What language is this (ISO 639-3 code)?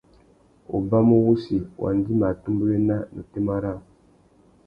bag